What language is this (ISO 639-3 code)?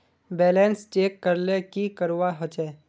mag